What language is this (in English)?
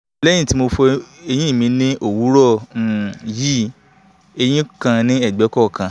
Yoruba